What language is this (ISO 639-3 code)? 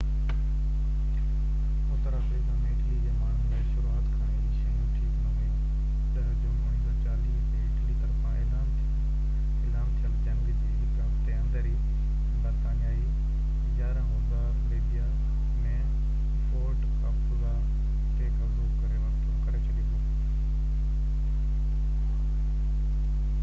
snd